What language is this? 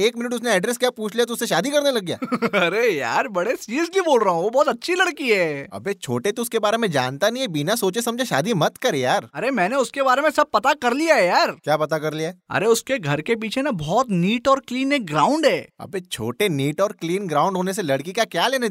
Hindi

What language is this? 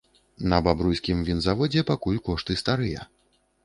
Belarusian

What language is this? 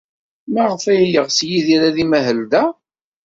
Kabyle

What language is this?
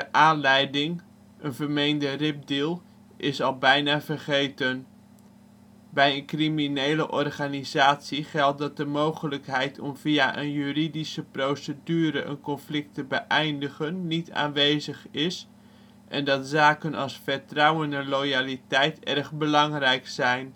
Dutch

